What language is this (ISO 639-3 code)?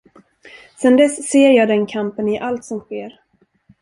swe